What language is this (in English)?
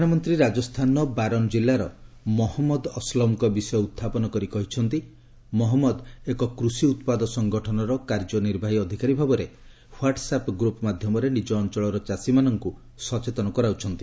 Odia